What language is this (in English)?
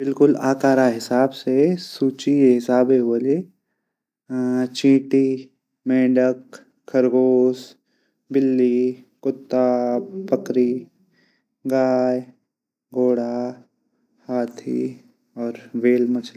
Garhwali